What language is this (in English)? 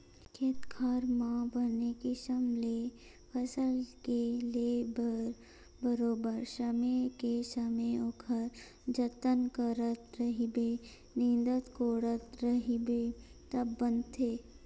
Chhattisgarhi